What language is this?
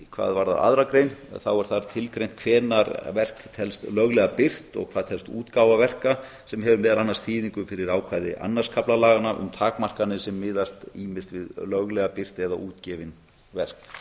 Icelandic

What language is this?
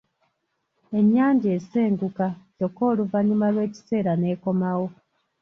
Ganda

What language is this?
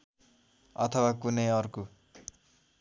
Nepali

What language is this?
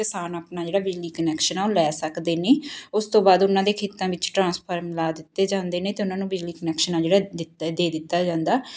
Punjabi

